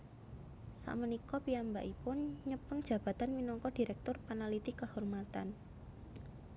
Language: Javanese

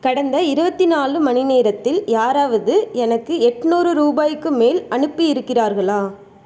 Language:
Tamil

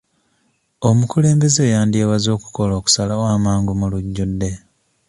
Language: Ganda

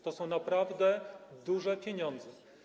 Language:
Polish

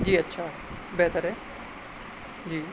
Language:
Urdu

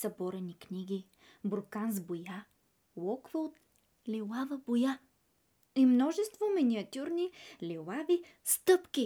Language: Bulgarian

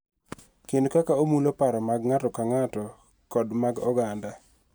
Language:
Luo (Kenya and Tanzania)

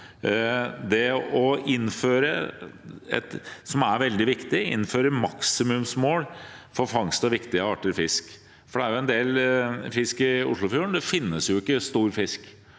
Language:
Norwegian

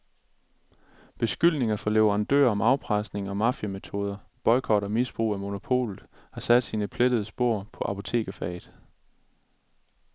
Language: Danish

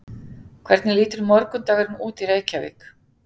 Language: Icelandic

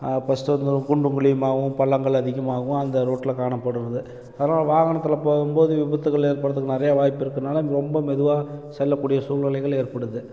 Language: Tamil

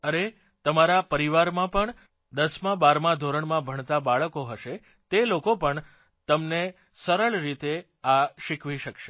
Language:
Gujarati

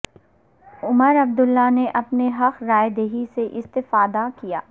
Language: Urdu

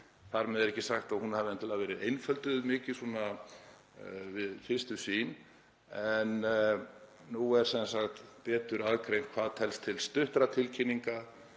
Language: Icelandic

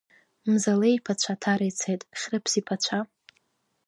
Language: Abkhazian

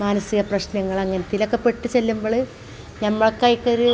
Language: Malayalam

